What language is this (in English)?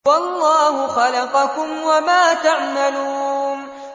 Arabic